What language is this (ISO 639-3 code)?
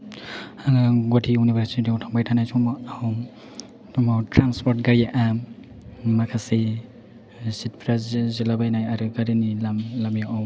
brx